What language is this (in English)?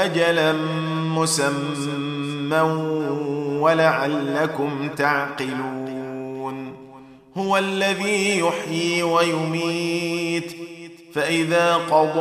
Arabic